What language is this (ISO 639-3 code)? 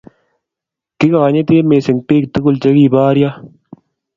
kln